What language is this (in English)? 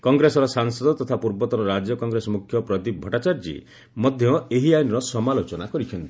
Odia